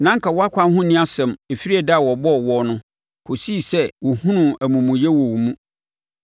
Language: Akan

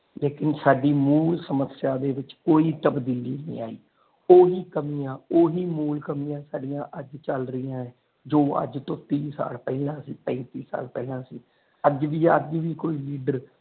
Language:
Punjabi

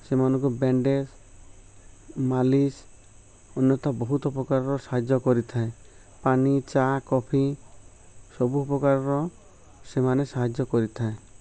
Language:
Odia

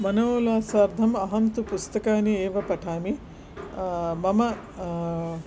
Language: Sanskrit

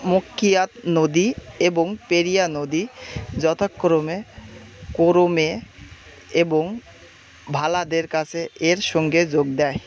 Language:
Bangla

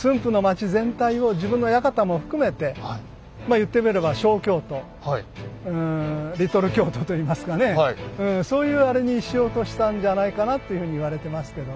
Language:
Japanese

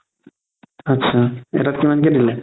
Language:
Assamese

